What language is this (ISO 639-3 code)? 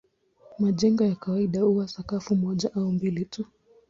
swa